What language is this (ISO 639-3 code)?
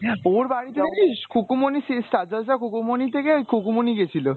ben